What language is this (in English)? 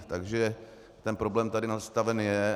Czech